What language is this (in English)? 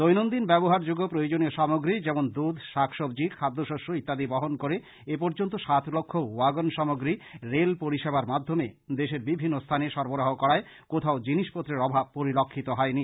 Bangla